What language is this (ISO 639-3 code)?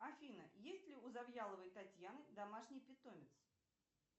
rus